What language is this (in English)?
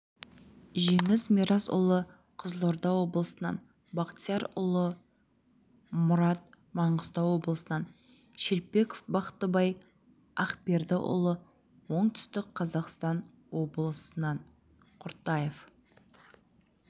Kazakh